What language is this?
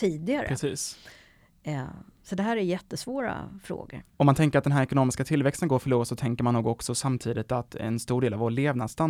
Swedish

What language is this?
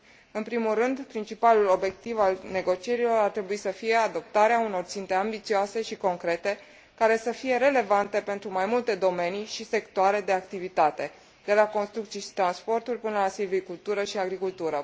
Romanian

